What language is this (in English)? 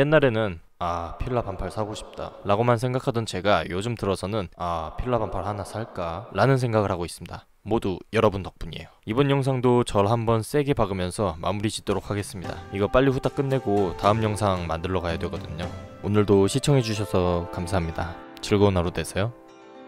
Korean